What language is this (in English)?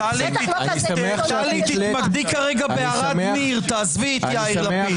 Hebrew